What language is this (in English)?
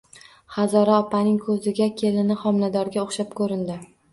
Uzbek